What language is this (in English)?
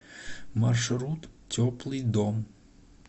Russian